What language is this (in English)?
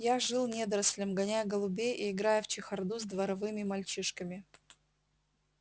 Russian